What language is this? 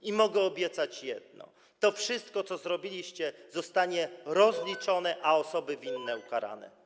Polish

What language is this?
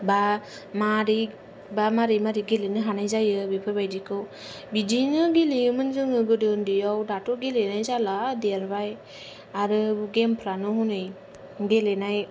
Bodo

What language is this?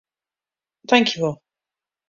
Western Frisian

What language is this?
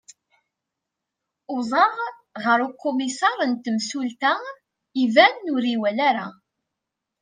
Kabyle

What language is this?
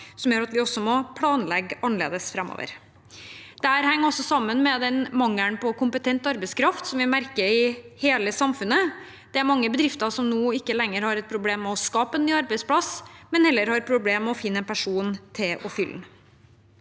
Norwegian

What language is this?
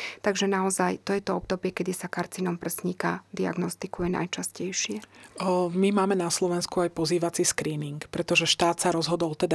Slovak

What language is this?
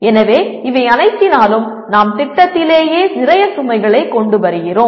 Tamil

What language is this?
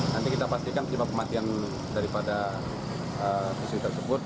Indonesian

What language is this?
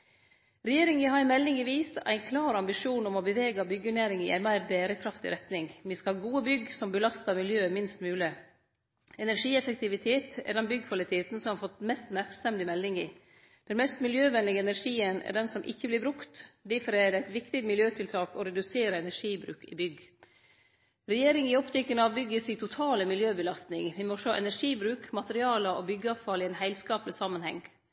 Norwegian Nynorsk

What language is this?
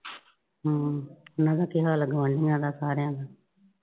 Punjabi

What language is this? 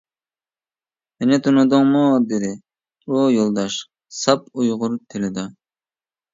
Uyghur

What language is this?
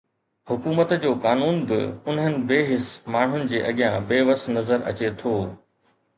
Sindhi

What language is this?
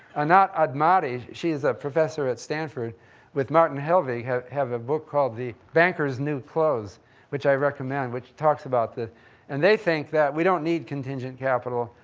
English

